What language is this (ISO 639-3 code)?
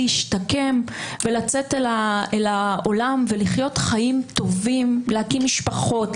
heb